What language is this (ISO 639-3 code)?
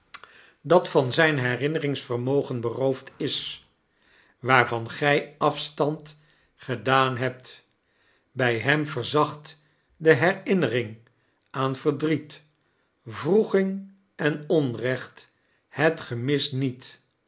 nld